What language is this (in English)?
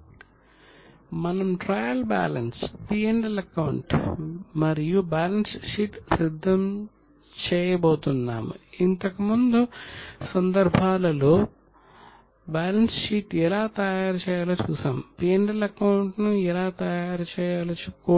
Telugu